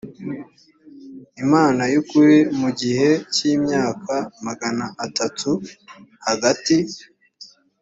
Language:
Kinyarwanda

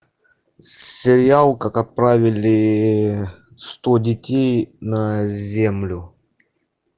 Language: Russian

